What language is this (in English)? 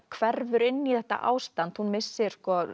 Icelandic